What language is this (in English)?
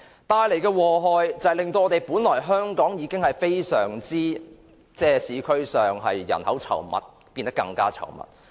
Cantonese